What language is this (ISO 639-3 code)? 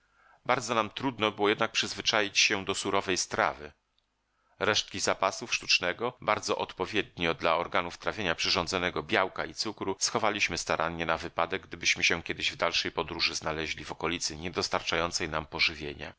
pol